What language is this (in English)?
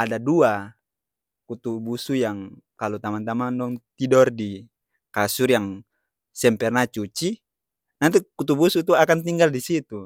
Ambonese Malay